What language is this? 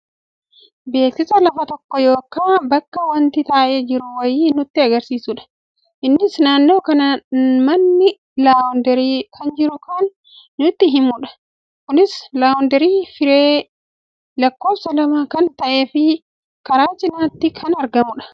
Oromo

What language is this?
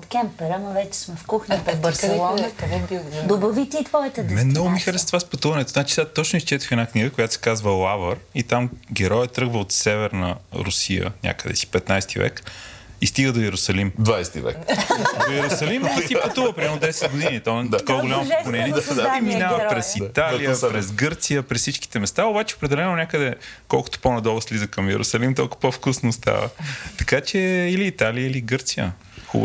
Bulgarian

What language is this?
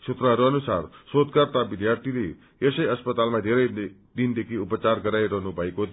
Nepali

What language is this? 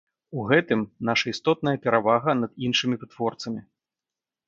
Belarusian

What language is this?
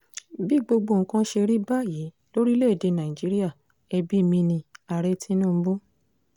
Yoruba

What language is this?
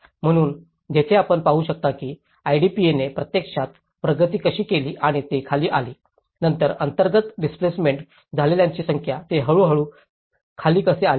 Marathi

